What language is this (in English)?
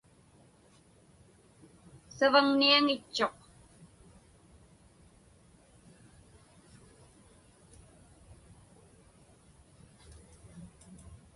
Inupiaq